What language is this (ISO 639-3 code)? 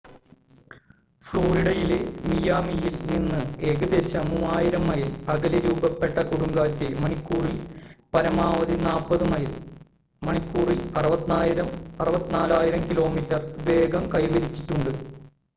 mal